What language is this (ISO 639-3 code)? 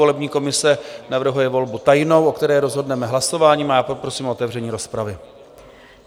ces